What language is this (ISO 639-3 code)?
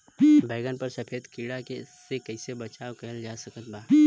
bho